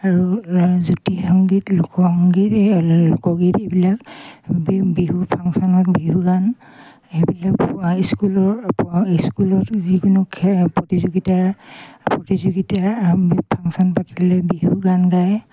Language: Assamese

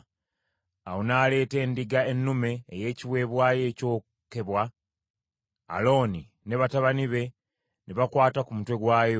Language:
Ganda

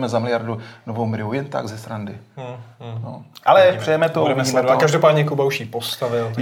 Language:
Czech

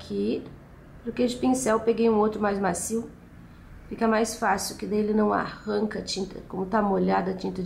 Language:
Portuguese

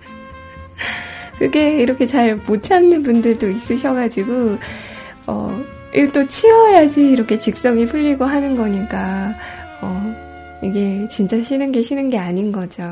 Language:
Korean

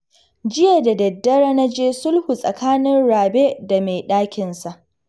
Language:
Hausa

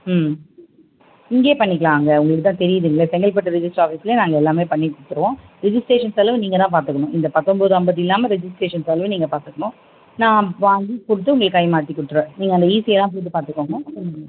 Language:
Tamil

